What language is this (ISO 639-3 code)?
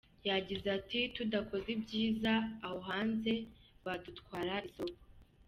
kin